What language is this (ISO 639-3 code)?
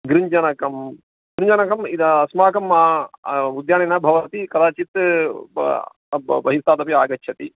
san